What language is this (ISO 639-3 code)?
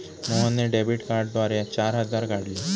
mar